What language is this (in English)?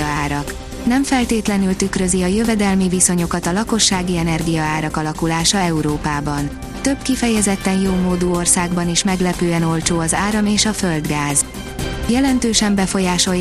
Hungarian